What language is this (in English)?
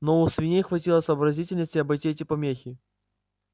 Russian